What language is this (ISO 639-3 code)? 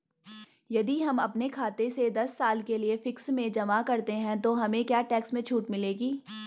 hin